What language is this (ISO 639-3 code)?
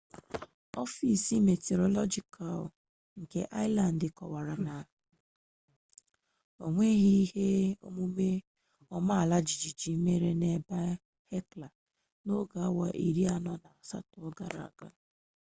ibo